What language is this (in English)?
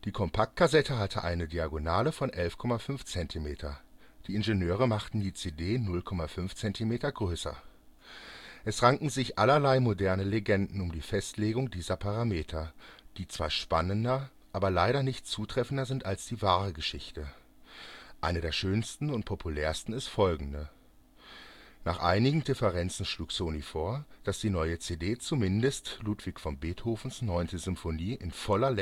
German